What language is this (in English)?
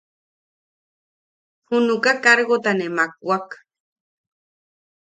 Yaqui